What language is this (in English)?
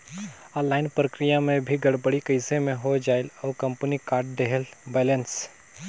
Chhattisgarhi